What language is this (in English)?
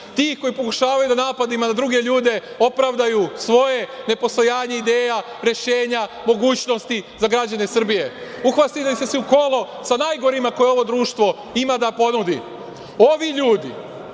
Serbian